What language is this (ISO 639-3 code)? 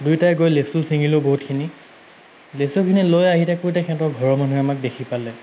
asm